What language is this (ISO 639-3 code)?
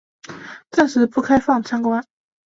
zho